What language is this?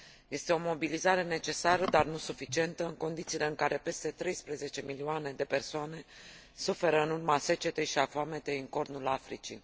Romanian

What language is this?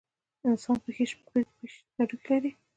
Pashto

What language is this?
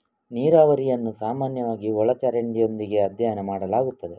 Kannada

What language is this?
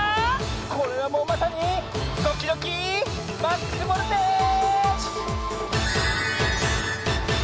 Japanese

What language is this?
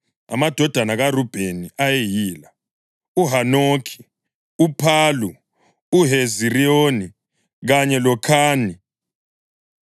North Ndebele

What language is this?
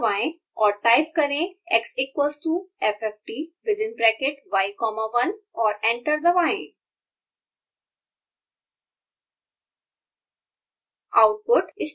Hindi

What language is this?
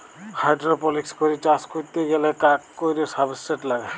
Bangla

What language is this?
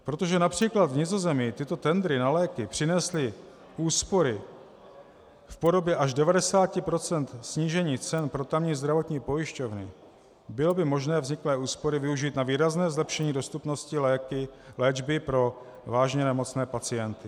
Czech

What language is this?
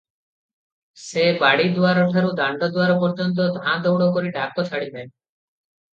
Odia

